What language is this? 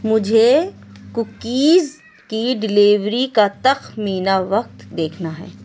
Urdu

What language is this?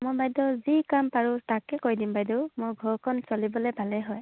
Assamese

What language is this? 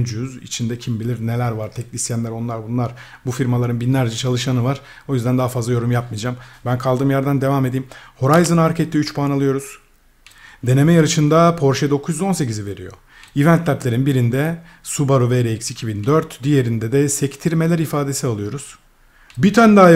Turkish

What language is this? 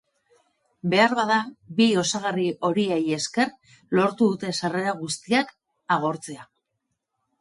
Basque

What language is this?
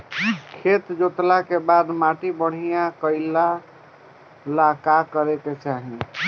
Bhojpuri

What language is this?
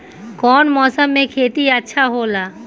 Bhojpuri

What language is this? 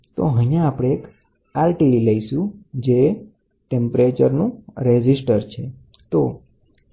Gujarati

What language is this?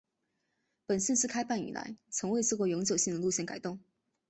Chinese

